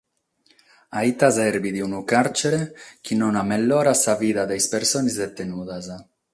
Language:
Sardinian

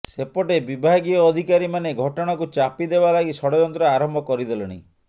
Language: Odia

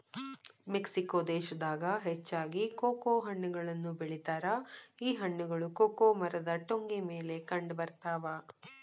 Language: Kannada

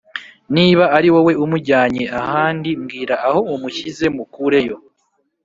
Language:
Kinyarwanda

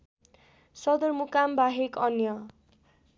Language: Nepali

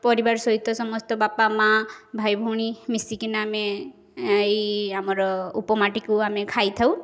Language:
Odia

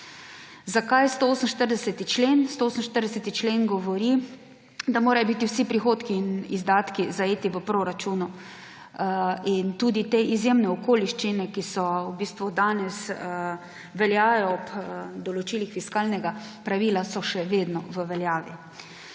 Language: Slovenian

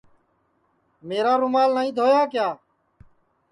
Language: Sansi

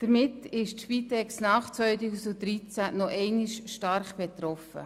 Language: Swiss German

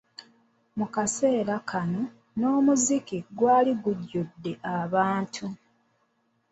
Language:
Ganda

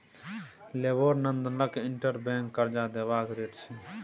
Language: Maithili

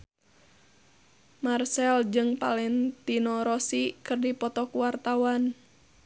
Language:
Sundanese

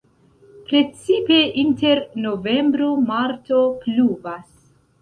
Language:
Esperanto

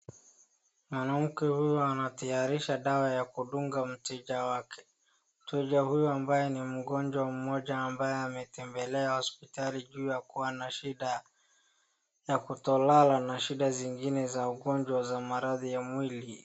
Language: Swahili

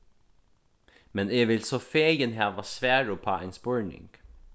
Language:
Faroese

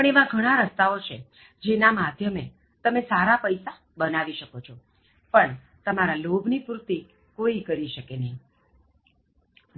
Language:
Gujarati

